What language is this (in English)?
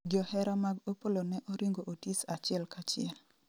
Luo (Kenya and Tanzania)